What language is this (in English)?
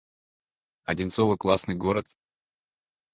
Russian